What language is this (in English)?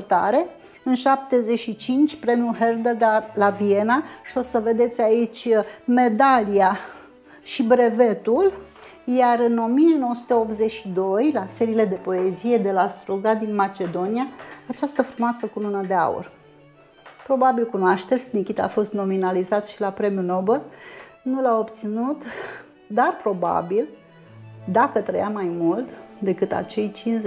Romanian